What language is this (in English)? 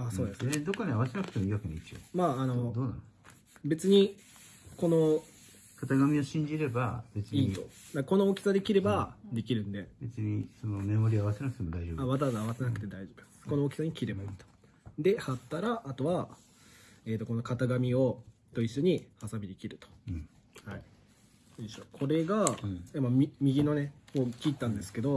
Japanese